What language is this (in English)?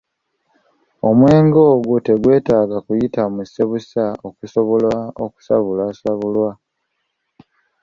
Ganda